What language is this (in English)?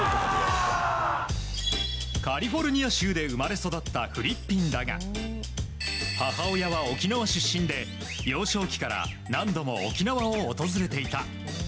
Japanese